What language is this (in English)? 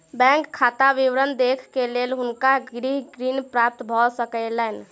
Maithili